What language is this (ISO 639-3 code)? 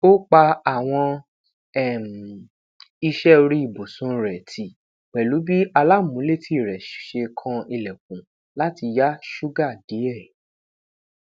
yor